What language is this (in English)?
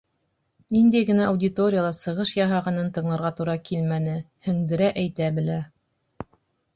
Bashkir